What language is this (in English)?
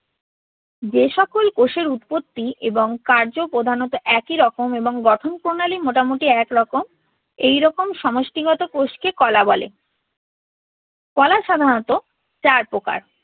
Bangla